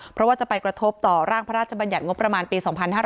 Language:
Thai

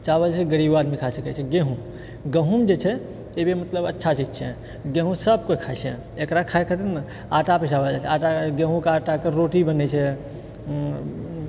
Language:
Maithili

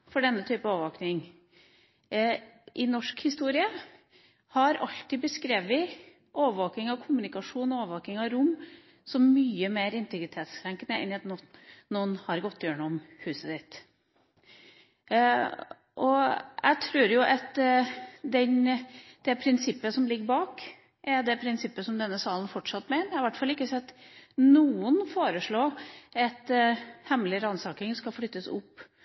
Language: Norwegian Bokmål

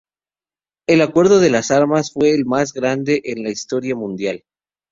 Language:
Spanish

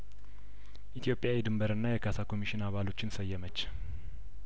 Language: Amharic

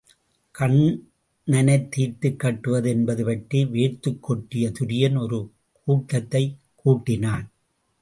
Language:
Tamil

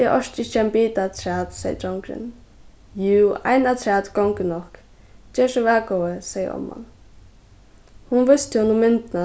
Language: Faroese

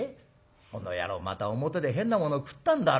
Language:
Japanese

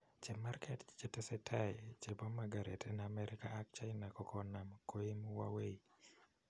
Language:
Kalenjin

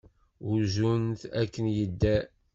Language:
Kabyle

